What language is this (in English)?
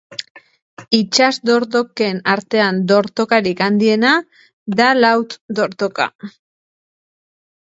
Basque